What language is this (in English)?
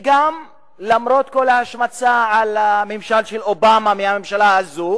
Hebrew